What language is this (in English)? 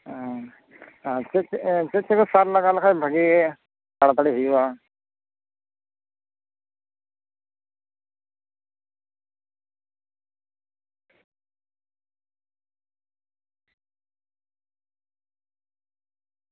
Santali